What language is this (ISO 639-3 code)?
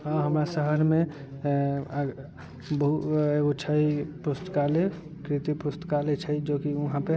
mai